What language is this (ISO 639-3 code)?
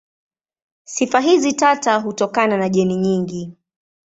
swa